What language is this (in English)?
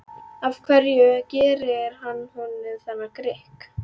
Icelandic